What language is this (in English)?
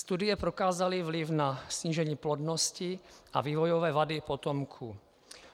Czech